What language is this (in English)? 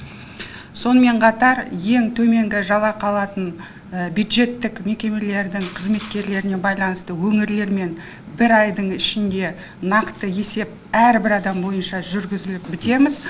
Kazakh